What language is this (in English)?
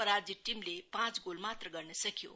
Nepali